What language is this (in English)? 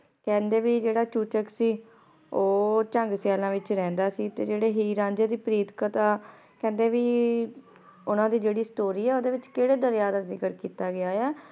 Punjabi